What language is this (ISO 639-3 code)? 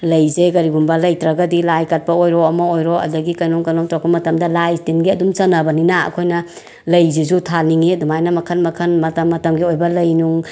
mni